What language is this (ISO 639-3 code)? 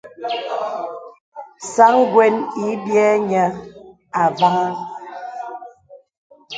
beb